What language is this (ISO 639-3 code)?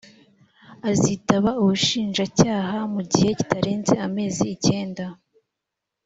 kin